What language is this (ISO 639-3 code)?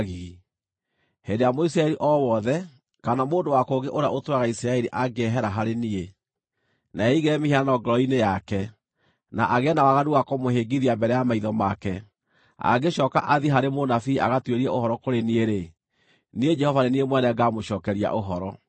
kik